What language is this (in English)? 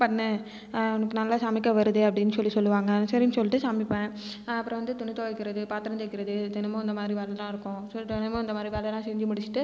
Tamil